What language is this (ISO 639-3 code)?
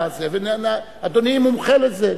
heb